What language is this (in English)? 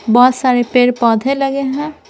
Hindi